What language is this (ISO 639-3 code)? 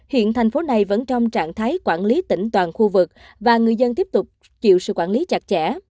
vie